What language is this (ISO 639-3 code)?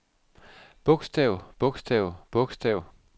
dan